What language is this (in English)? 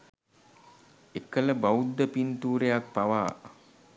Sinhala